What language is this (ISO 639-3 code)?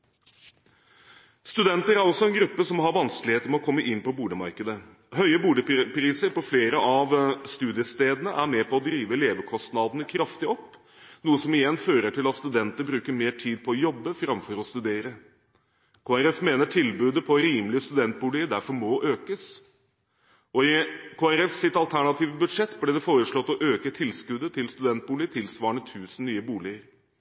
nob